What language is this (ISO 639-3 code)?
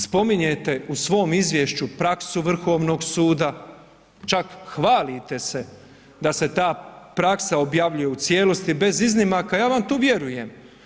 hrv